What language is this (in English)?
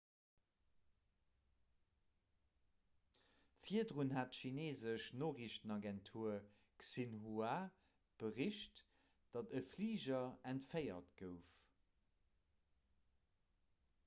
Luxembourgish